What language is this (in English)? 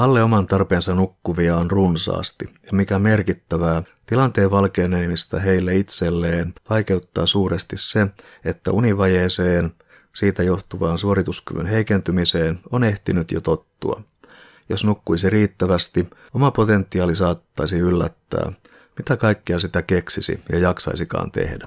Finnish